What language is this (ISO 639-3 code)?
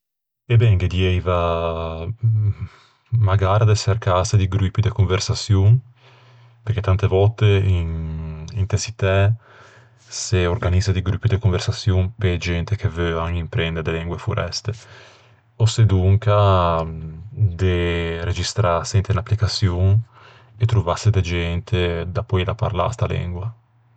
lij